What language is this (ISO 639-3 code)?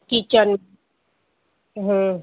snd